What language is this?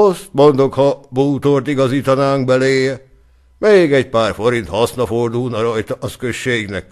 Hungarian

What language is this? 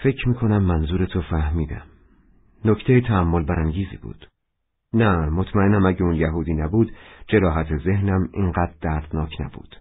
Persian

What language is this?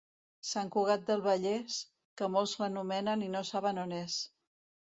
Catalan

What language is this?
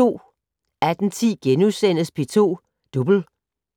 Danish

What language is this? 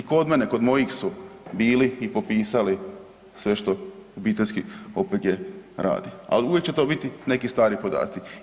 Croatian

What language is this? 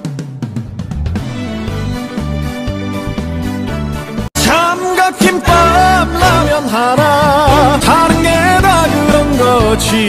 Korean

